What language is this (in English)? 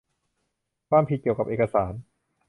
Thai